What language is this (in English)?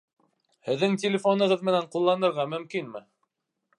Bashkir